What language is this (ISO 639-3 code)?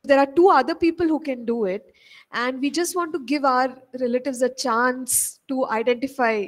eng